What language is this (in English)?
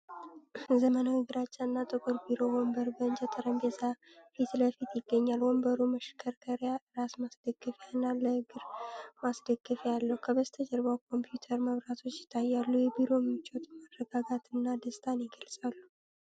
Amharic